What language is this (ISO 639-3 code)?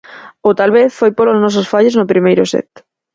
glg